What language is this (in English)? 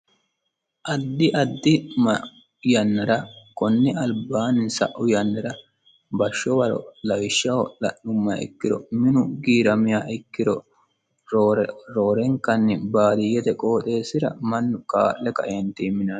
Sidamo